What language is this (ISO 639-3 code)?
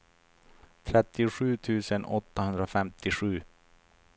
swe